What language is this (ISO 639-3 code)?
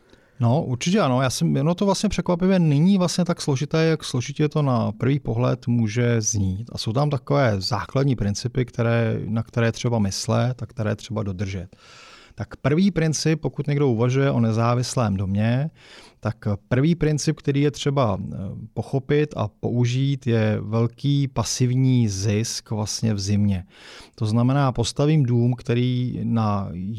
ces